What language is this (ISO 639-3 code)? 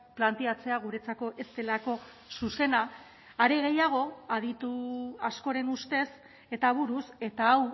eus